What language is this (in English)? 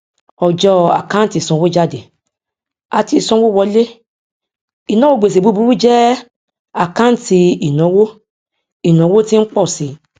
Yoruba